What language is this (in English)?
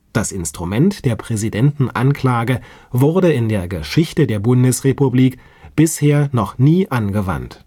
German